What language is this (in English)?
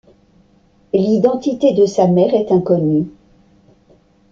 French